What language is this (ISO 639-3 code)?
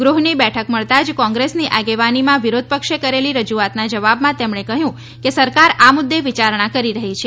guj